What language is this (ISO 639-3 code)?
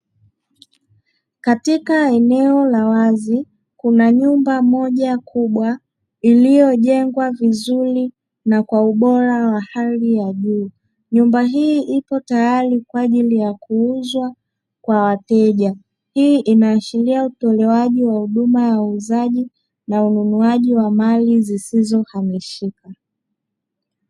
swa